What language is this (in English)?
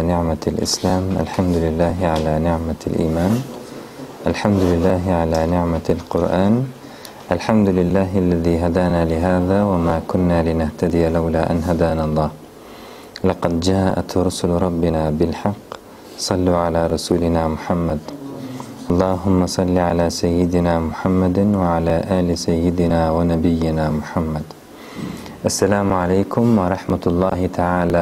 Turkish